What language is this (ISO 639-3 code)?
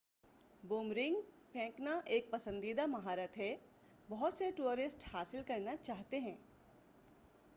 urd